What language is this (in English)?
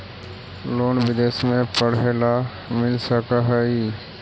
Magahi